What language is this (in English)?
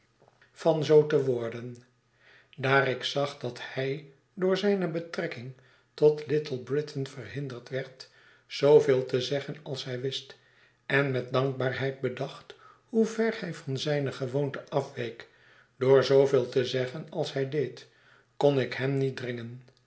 Dutch